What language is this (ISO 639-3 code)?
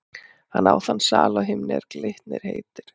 isl